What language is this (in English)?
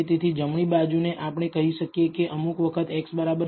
Gujarati